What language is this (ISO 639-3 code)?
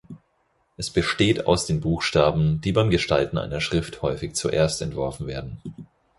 deu